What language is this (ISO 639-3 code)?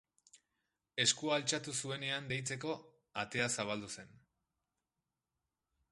eus